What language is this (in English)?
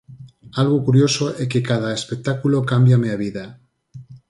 Galician